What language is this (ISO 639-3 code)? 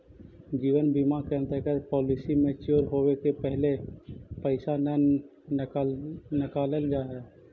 mag